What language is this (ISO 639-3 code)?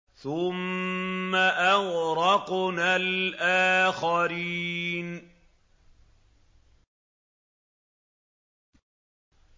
ara